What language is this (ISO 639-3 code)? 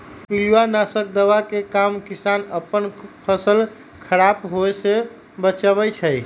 mag